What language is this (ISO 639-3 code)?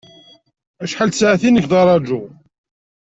kab